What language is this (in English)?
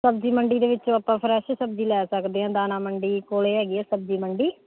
Punjabi